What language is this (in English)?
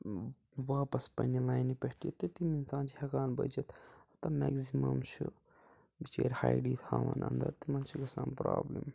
Kashmiri